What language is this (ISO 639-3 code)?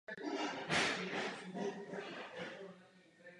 ces